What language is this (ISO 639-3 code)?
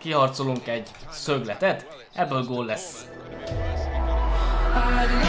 hun